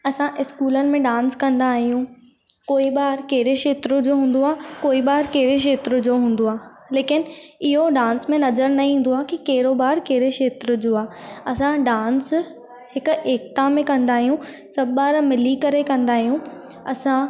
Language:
Sindhi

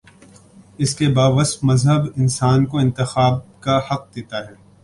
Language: Urdu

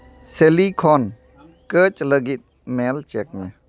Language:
Santali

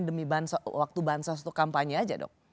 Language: Indonesian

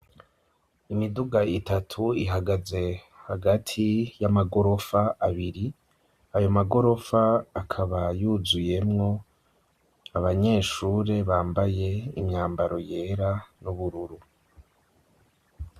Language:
Rundi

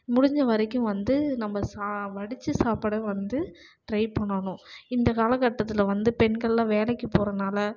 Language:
Tamil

